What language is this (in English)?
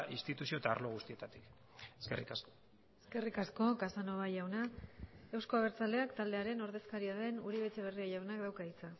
Basque